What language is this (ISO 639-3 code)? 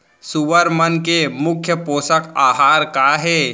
hne